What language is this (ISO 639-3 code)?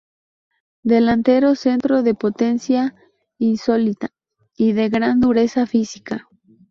spa